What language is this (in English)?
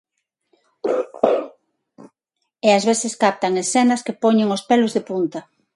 Galician